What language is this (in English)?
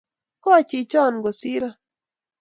Kalenjin